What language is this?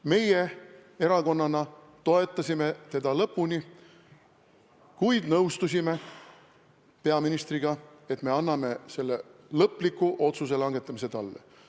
Estonian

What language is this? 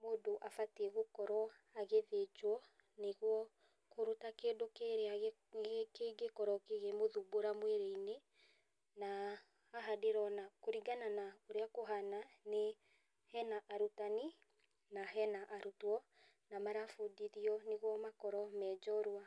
Kikuyu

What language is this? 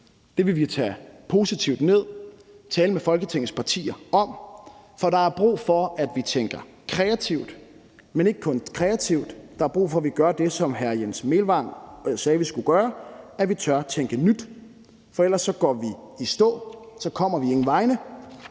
Danish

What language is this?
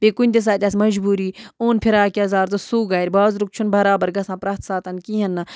Kashmiri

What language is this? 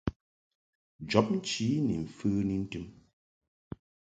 Mungaka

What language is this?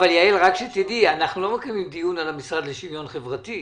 Hebrew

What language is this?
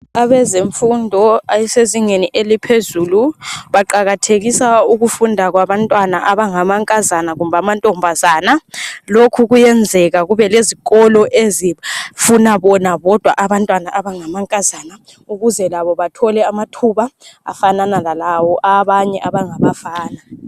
North Ndebele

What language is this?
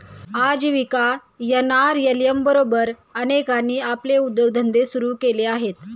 Marathi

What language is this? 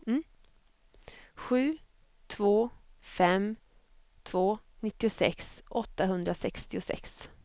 Swedish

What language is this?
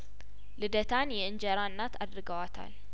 Amharic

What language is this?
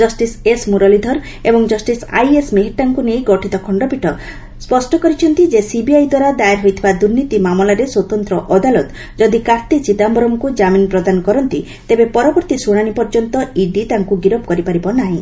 Odia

